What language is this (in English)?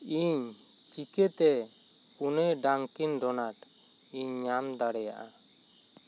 Santali